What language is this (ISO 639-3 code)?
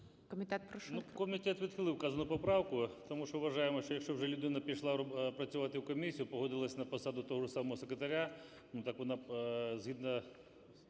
ukr